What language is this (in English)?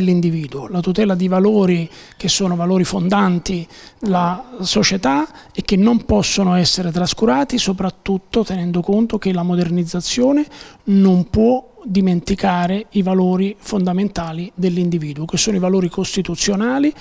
Italian